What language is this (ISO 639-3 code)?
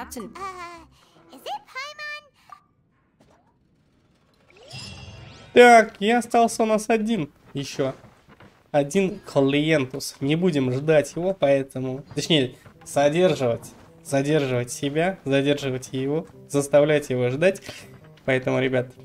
rus